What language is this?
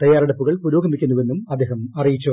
Malayalam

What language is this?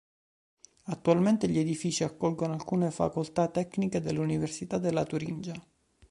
Italian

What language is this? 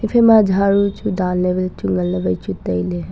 Wancho Naga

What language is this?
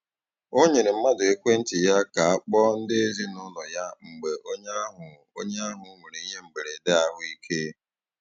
Igbo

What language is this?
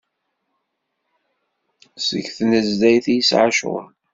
Kabyle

